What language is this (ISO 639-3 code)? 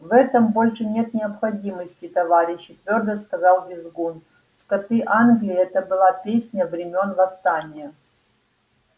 rus